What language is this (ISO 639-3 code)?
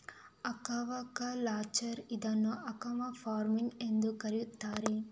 kan